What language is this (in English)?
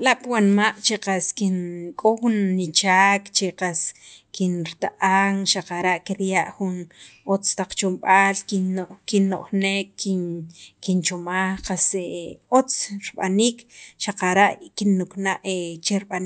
Sacapulteco